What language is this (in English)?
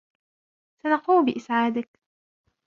Arabic